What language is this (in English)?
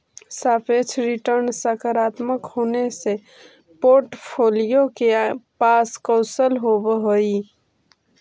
Magahi